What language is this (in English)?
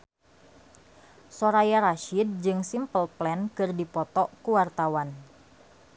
Sundanese